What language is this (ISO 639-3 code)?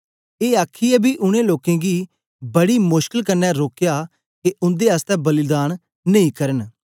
doi